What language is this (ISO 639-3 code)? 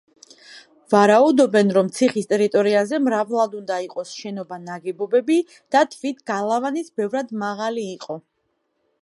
kat